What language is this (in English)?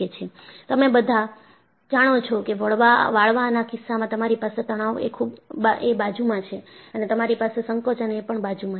Gujarati